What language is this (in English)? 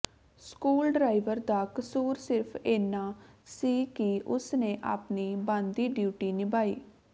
Punjabi